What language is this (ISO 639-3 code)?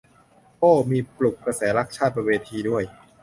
tha